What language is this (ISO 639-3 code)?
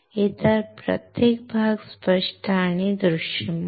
mar